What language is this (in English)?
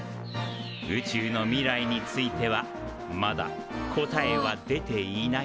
Japanese